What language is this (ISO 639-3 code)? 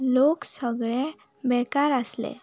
kok